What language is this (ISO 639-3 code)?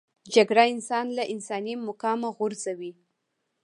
pus